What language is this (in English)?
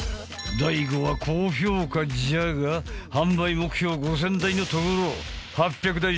Japanese